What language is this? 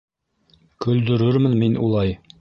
Bashkir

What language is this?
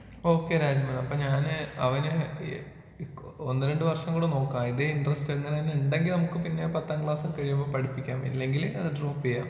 Malayalam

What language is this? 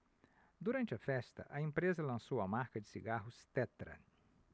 Portuguese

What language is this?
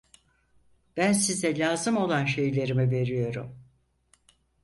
Turkish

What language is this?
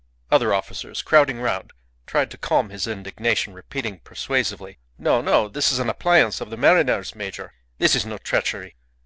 English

